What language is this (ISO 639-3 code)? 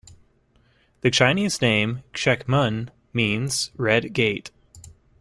eng